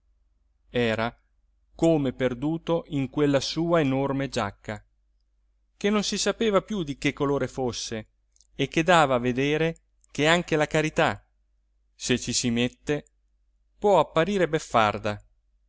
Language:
Italian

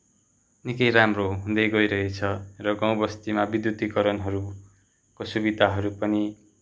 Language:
Nepali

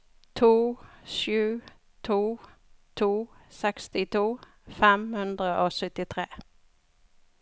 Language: Norwegian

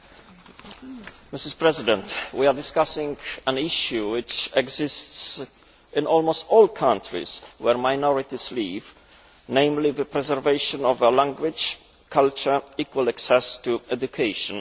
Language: English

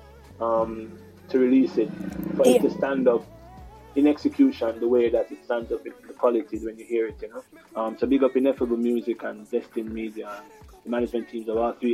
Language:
English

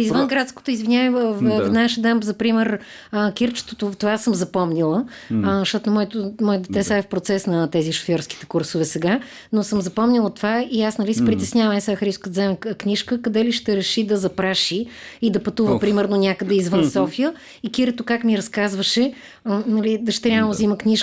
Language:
Bulgarian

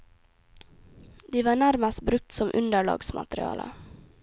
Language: Norwegian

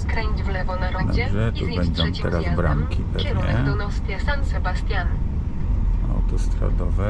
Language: Polish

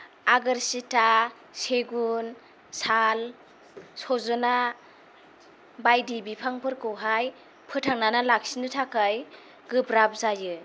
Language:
Bodo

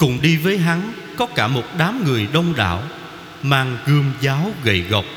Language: Vietnamese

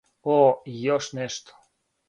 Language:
Serbian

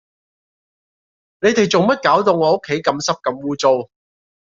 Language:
Cantonese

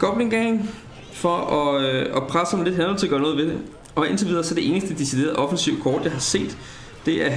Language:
Danish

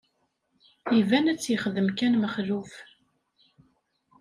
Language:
Kabyle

